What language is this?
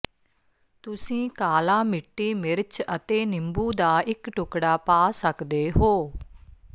Punjabi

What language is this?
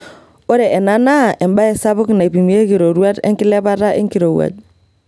Masai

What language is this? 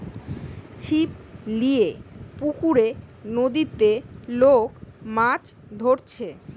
Bangla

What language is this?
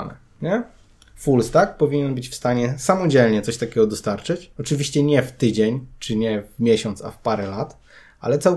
Polish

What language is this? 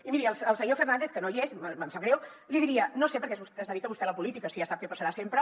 Catalan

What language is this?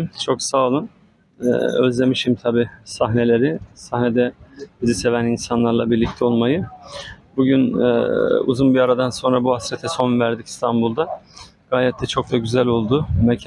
Turkish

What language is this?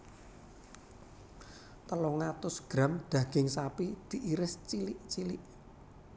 Javanese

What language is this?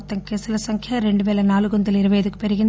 Telugu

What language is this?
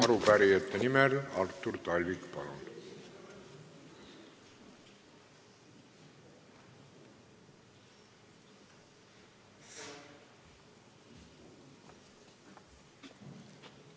Estonian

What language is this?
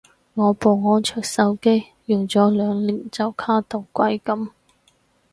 Cantonese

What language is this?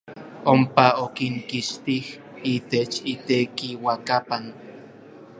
Orizaba Nahuatl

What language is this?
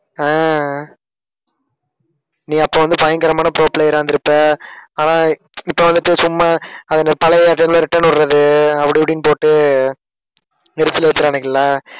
Tamil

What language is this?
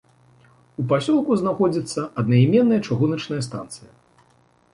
Belarusian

